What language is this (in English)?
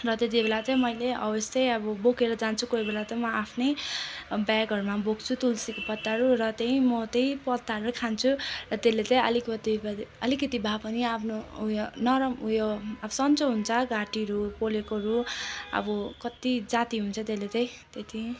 Nepali